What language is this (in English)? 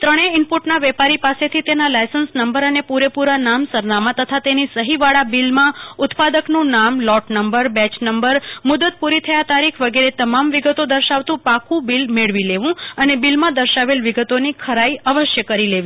Gujarati